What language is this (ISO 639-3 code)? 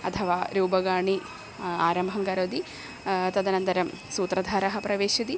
san